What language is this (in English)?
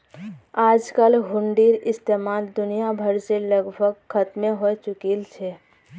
Magahi